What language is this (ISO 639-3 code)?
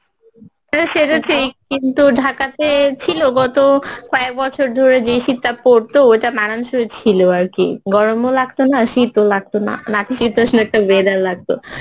ben